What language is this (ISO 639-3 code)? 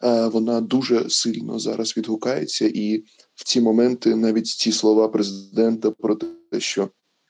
ukr